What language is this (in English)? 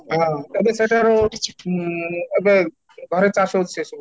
Odia